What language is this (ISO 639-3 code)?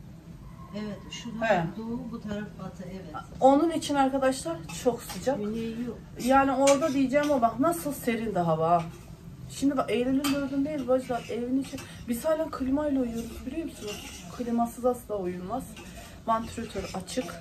tur